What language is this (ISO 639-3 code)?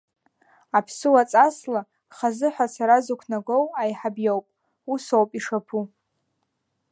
abk